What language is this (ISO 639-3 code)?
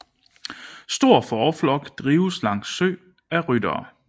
dan